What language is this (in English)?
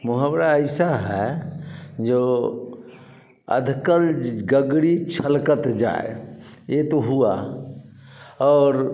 Hindi